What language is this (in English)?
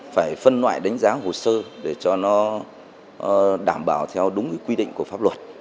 Vietnamese